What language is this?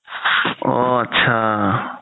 Assamese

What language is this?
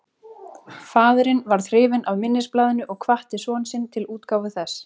Icelandic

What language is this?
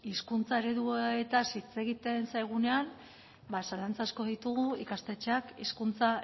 Basque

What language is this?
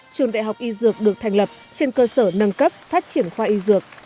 Vietnamese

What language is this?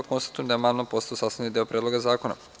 Serbian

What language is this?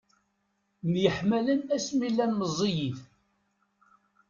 Kabyle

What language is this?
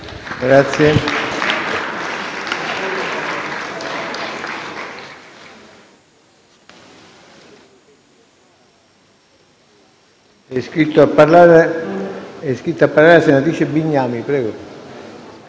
Italian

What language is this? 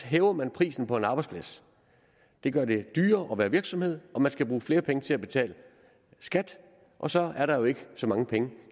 Danish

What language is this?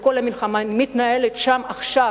Hebrew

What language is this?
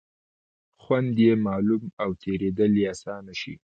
Pashto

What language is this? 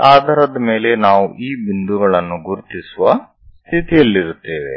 Kannada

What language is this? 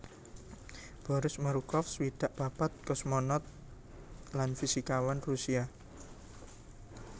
Javanese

